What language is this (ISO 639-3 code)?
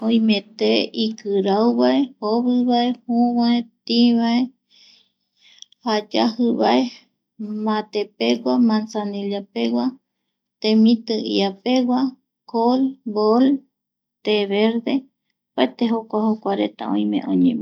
gui